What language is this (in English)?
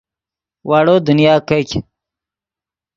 Yidgha